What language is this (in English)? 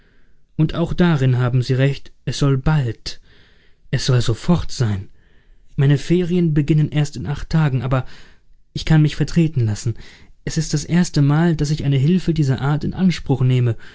German